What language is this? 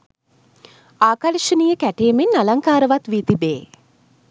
Sinhala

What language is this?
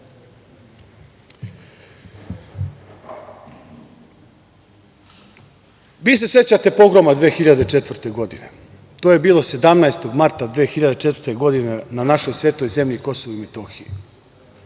Serbian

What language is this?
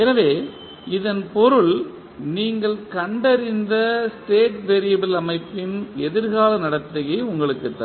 Tamil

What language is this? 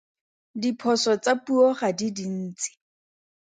Tswana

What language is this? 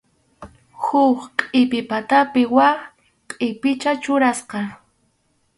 Arequipa-La Unión Quechua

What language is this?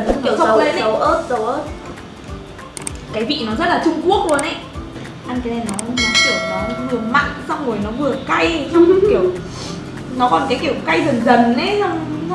Vietnamese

